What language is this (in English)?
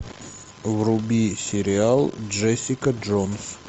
Russian